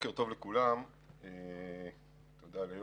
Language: Hebrew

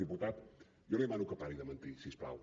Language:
Catalan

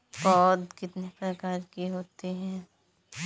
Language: Hindi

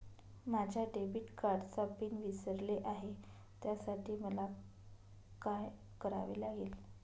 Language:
Marathi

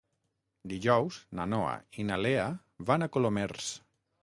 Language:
Catalan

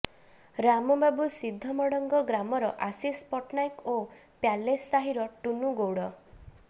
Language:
Odia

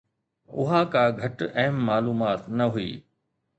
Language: Sindhi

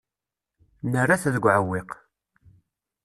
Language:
Kabyle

